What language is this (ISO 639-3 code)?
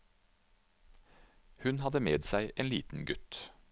nor